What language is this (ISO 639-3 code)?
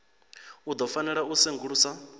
ven